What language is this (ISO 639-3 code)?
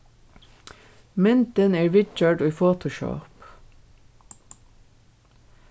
fao